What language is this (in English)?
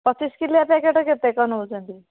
Odia